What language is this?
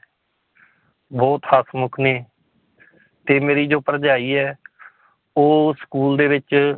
Punjabi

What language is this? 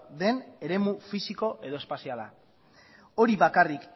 Basque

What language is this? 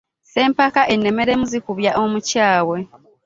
Ganda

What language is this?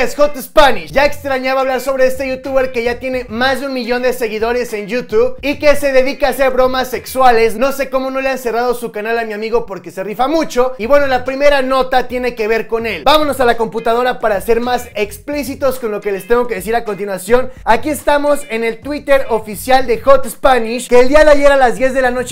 Spanish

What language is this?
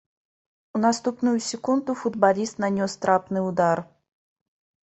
Belarusian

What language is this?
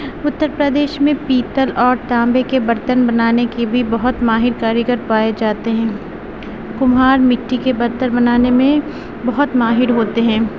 Urdu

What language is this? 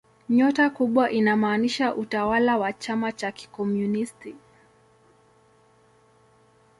Swahili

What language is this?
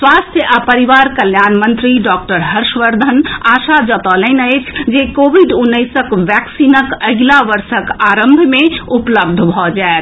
Maithili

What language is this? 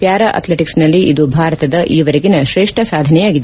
Kannada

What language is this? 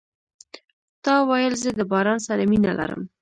Pashto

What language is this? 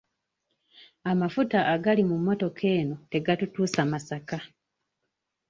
Ganda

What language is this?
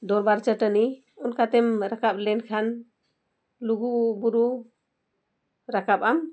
Santali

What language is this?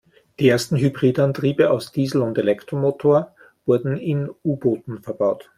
German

